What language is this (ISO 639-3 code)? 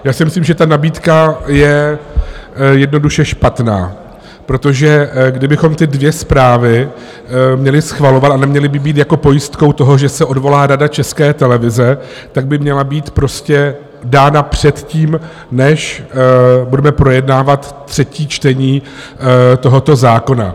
ces